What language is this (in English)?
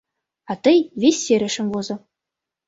Mari